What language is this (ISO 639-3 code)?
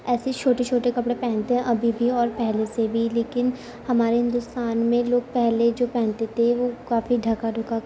urd